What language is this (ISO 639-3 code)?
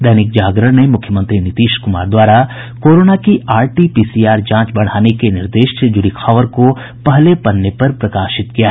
hin